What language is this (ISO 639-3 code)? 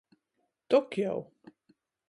ltg